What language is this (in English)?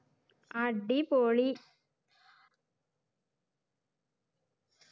Malayalam